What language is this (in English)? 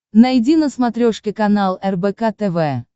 Russian